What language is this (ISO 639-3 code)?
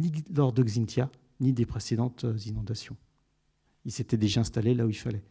fra